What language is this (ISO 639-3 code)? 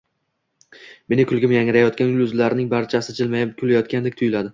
uzb